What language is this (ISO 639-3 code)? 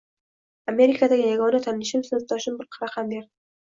uzb